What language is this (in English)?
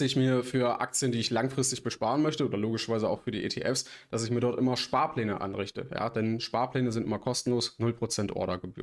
German